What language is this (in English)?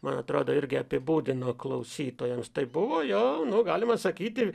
Lithuanian